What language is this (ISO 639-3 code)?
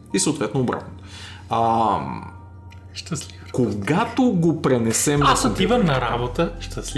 bul